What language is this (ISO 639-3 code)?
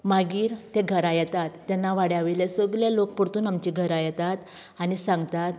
kok